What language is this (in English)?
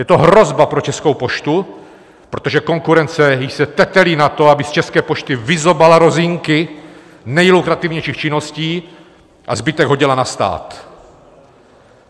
Czech